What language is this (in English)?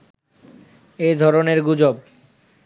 Bangla